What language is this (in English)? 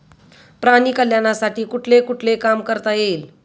Marathi